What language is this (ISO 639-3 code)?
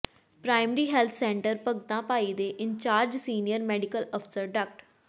pan